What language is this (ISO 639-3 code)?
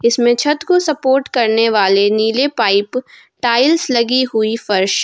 hin